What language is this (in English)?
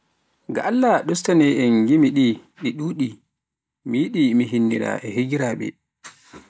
Pular